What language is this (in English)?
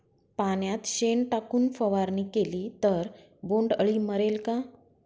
Marathi